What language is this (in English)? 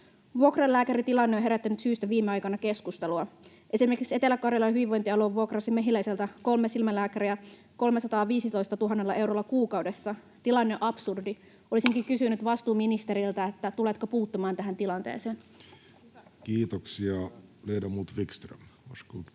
Finnish